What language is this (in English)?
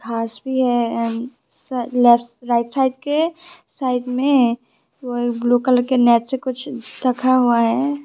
Hindi